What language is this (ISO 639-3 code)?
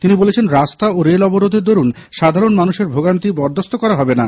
ben